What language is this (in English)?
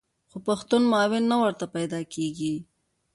Pashto